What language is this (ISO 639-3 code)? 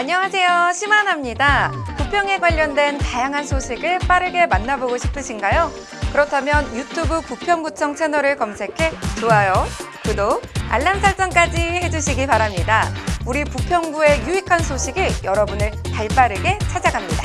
kor